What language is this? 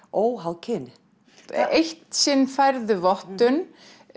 Icelandic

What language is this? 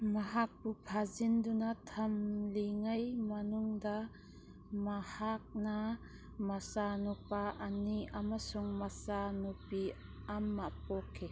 Manipuri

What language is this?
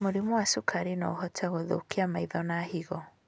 Kikuyu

